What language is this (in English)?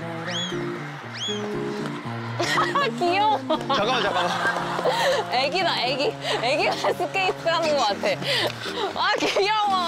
Korean